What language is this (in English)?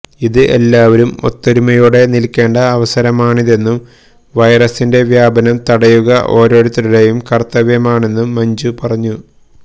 Malayalam